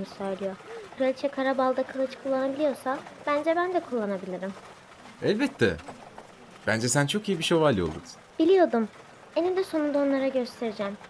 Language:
Turkish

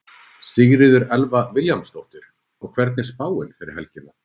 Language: Icelandic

